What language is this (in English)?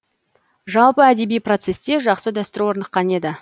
Kazakh